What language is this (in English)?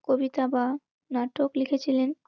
Bangla